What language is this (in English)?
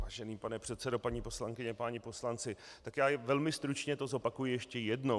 Czech